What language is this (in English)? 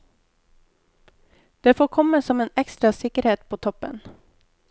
Norwegian